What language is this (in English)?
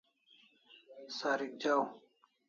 Kalasha